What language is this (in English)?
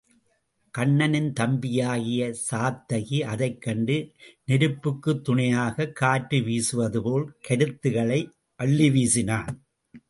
Tamil